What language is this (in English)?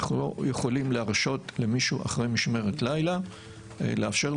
Hebrew